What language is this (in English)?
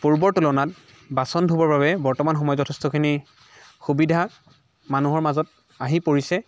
Assamese